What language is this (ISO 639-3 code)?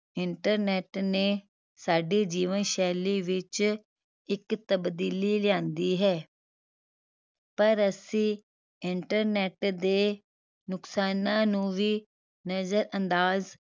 pan